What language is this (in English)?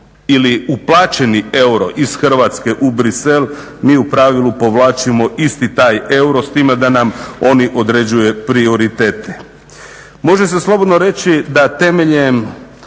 Croatian